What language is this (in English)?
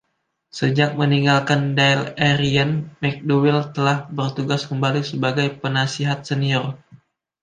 Indonesian